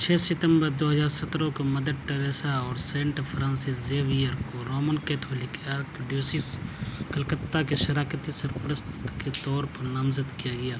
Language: Urdu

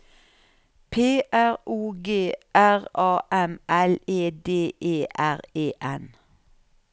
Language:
Norwegian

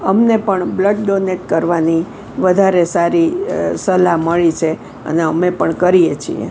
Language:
Gujarati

